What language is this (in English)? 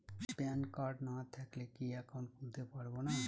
Bangla